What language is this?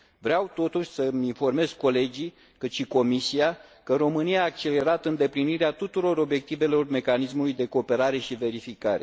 Romanian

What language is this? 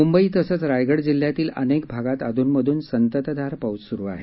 Marathi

